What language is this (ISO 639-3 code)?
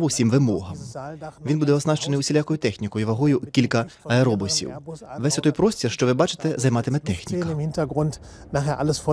ukr